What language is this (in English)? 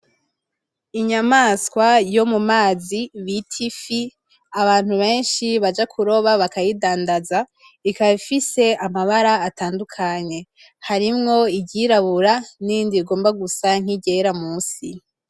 Rundi